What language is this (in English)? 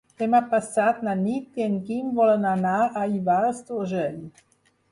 Catalan